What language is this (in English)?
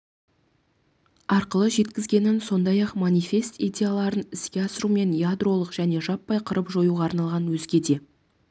Kazakh